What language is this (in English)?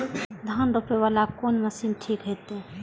Maithili